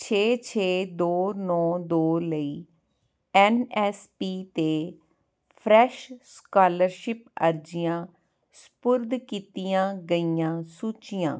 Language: Punjabi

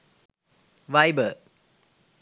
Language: Sinhala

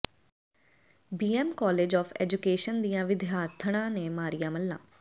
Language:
Punjabi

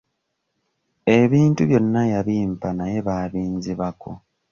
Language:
Ganda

